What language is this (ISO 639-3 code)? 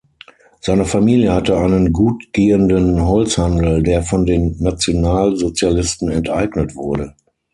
deu